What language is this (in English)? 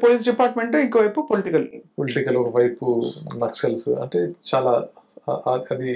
Telugu